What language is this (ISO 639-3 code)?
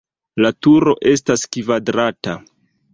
epo